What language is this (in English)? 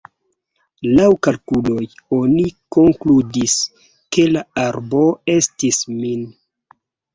Esperanto